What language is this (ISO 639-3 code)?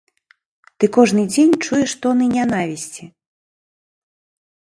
bel